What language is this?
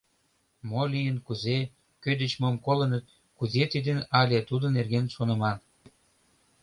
Mari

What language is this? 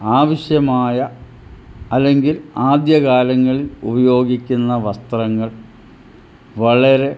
Malayalam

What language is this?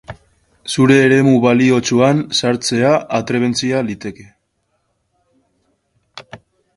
Basque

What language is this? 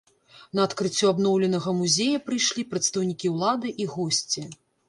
Belarusian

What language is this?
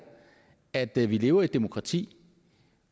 Danish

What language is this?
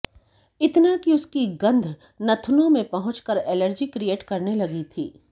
Hindi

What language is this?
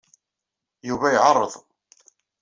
Kabyle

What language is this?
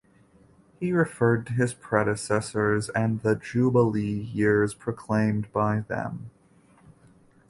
English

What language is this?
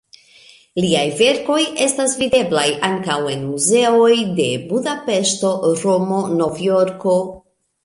Esperanto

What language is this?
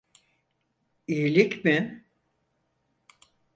Turkish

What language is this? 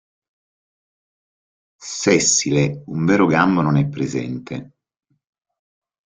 Italian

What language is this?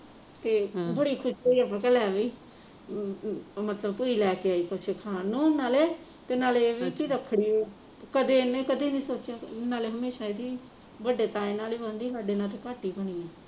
Punjabi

